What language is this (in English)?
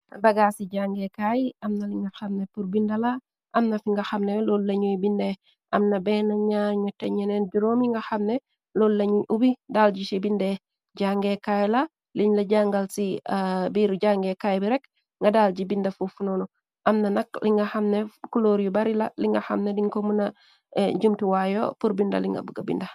Wolof